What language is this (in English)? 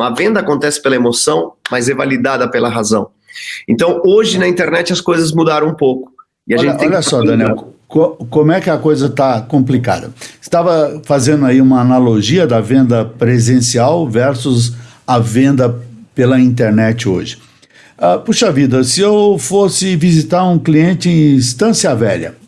Portuguese